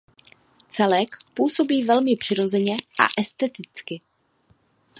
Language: Czech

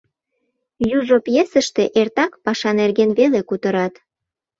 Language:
Mari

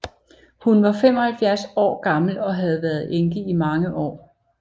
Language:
Danish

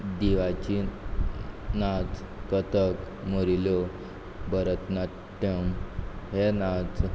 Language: Konkani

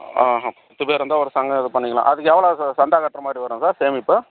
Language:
Tamil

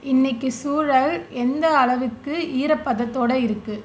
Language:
Tamil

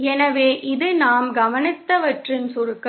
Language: Tamil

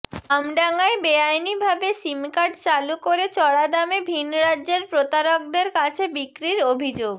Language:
Bangla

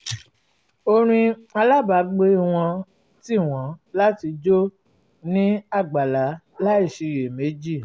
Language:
Yoruba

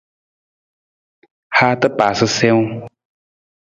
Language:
Nawdm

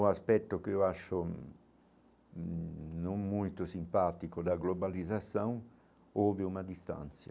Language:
Portuguese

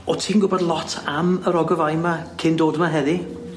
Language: Welsh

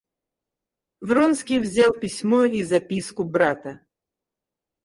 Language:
Russian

